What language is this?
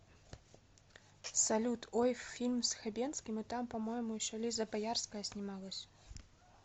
Russian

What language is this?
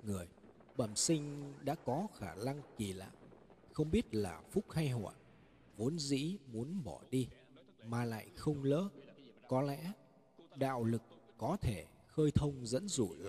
Vietnamese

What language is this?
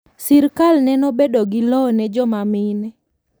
Luo (Kenya and Tanzania)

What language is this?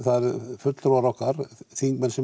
Icelandic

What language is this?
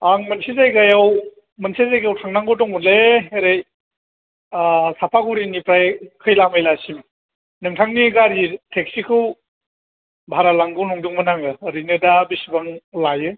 Bodo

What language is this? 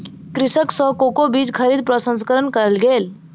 Maithili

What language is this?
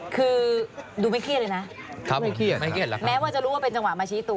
Thai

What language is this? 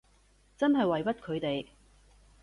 Cantonese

